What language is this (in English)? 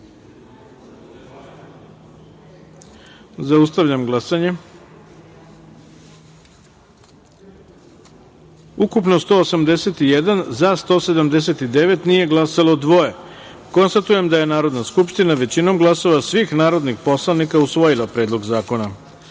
Serbian